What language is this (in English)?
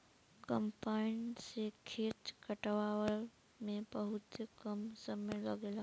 Bhojpuri